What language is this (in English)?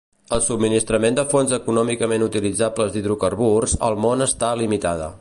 Catalan